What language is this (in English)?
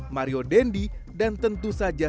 Indonesian